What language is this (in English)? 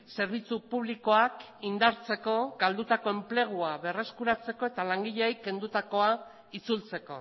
Basque